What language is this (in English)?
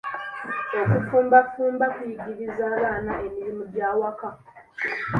Ganda